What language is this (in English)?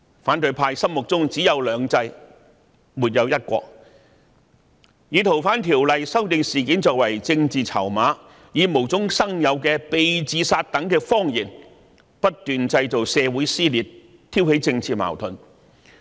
Cantonese